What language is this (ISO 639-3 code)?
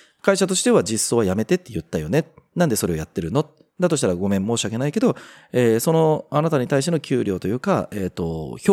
jpn